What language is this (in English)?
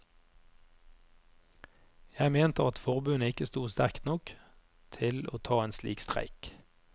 Norwegian